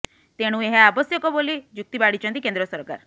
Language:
Odia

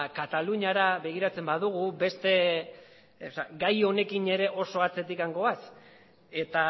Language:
Basque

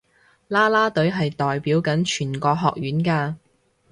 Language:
Cantonese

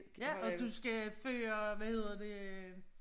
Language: Danish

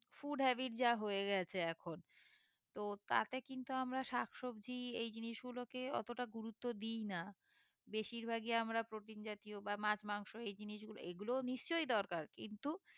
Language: Bangla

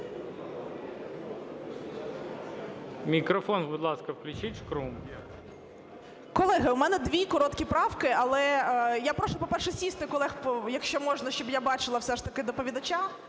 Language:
Ukrainian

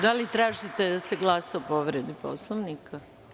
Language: Serbian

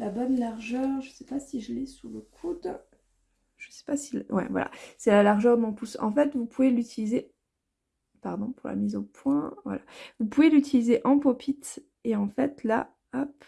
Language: French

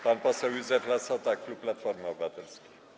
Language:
Polish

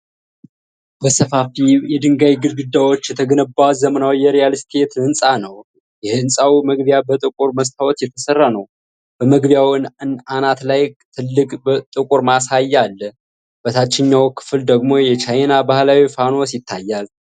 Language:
Amharic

